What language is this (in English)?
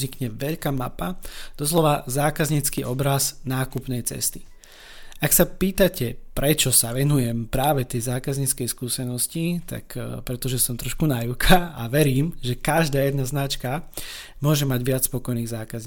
Slovak